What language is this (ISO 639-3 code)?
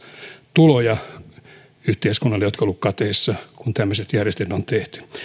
fin